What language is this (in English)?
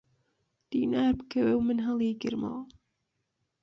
Central Kurdish